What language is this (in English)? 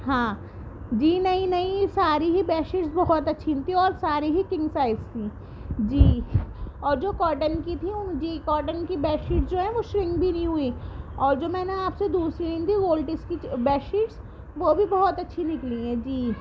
Urdu